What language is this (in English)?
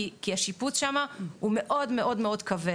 Hebrew